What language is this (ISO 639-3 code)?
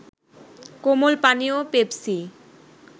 ben